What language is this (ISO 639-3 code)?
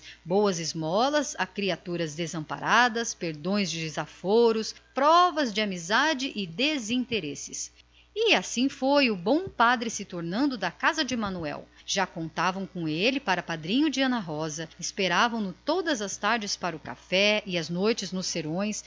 por